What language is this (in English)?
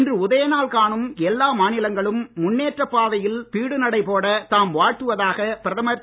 Tamil